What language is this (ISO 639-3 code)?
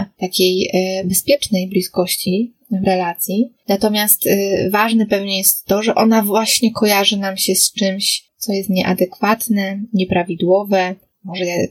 pol